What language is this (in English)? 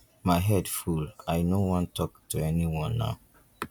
Nigerian Pidgin